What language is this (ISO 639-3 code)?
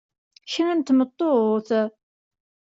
kab